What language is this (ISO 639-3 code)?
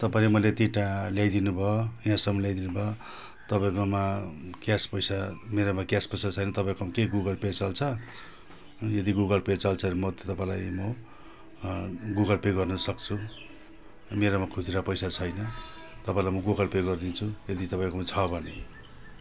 nep